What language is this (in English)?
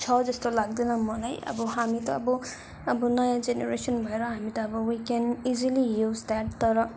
Nepali